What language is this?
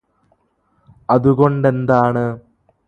Malayalam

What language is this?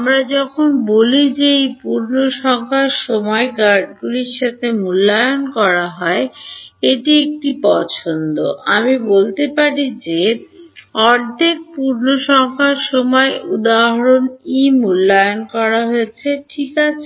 Bangla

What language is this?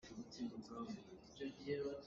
Hakha Chin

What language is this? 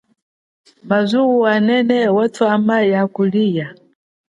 Chokwe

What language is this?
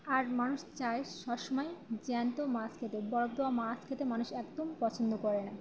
Bangla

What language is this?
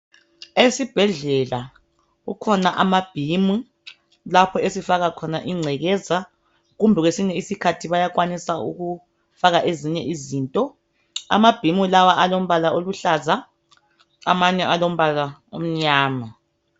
North Ndebele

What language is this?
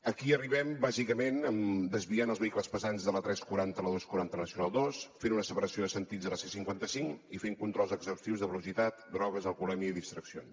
Catalan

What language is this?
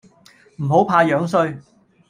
Cantonese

